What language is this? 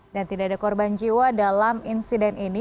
Indonesian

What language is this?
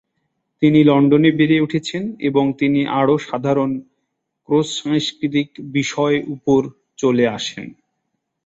Bangla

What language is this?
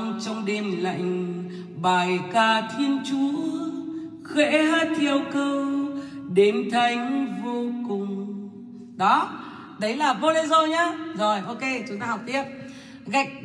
Vietnamese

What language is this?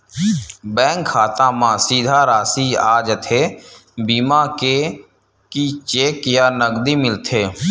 Chhattisgarhi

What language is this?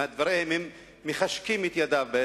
Hebrew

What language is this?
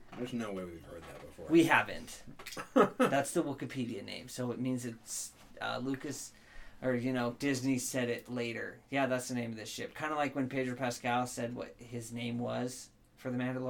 English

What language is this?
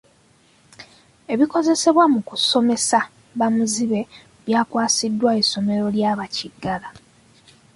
Ganda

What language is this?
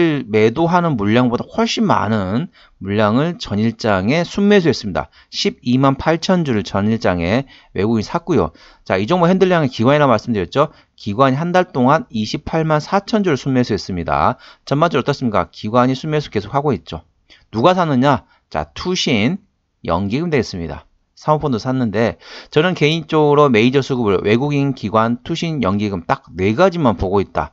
Korean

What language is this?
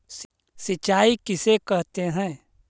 Magahi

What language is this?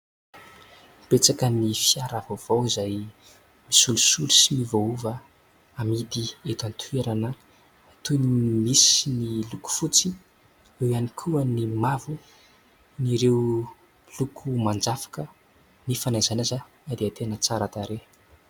Malagasy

